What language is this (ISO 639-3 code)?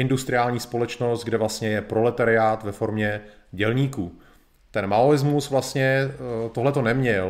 ces